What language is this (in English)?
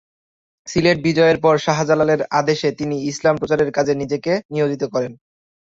Bangla